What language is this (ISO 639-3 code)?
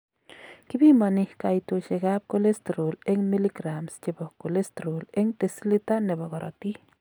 kln